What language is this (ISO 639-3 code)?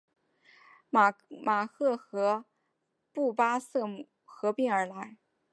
zho